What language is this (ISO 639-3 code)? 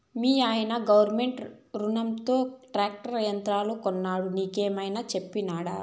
tel